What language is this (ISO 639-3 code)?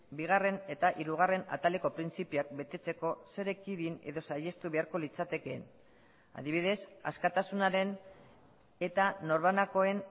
eus